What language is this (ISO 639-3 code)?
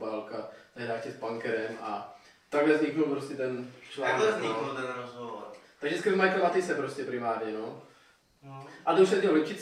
ces